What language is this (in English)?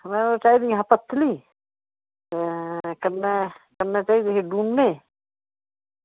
Dogri